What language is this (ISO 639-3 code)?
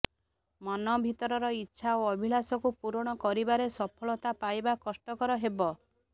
ori